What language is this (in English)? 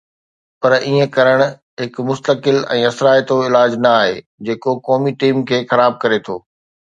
Sindhi